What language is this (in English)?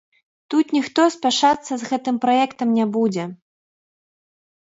Belarusian